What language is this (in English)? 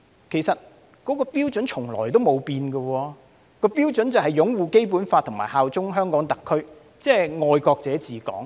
Cantonese